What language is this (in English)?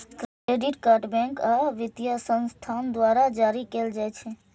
Maithili